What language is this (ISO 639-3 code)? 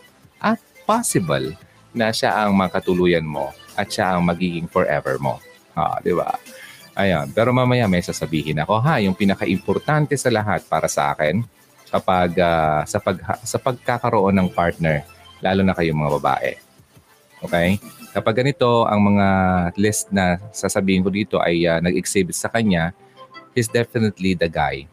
fil